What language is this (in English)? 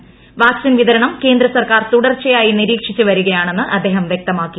Malayalam